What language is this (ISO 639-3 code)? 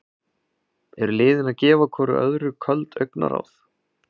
isl